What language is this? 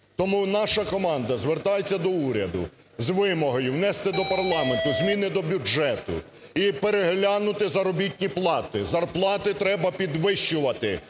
Ukrainian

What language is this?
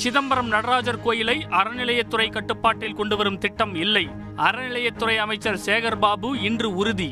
Tamil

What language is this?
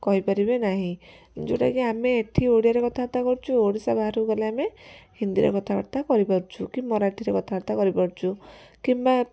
Odia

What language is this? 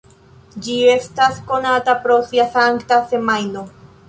Esperanto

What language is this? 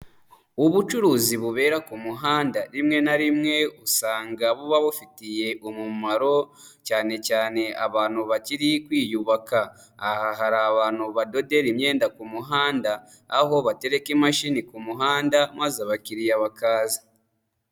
Kinyarwanda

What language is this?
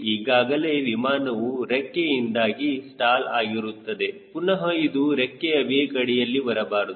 Kannada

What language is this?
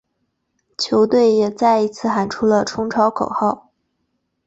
Chinese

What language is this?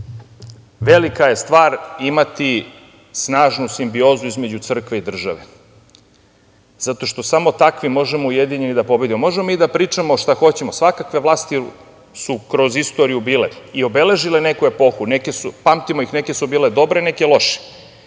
Serbian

